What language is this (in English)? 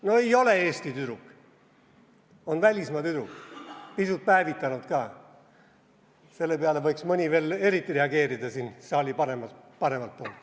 Estonian